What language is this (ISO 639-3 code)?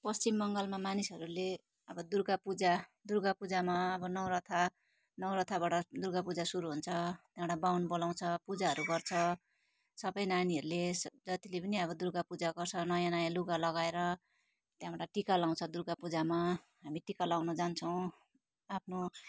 nep